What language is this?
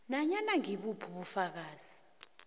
South Ndebele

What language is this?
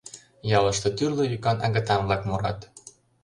Mari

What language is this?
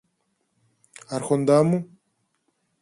Greek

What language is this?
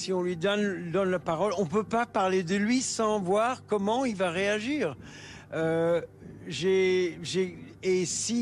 French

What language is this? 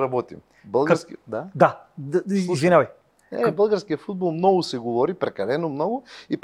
Bulgarian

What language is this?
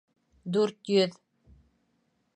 Bashkir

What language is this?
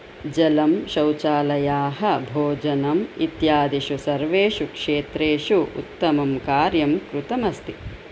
Sanskrit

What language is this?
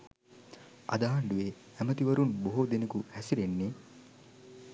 Sinhala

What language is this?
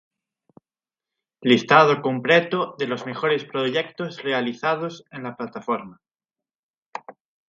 Spanish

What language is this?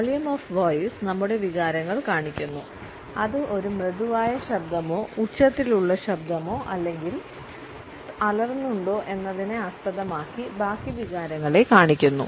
Malayalam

